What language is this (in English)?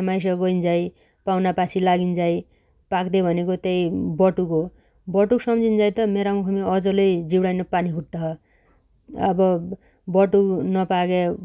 Dotyali